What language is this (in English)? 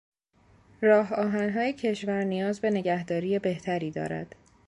Persian